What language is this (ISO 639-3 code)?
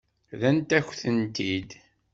kab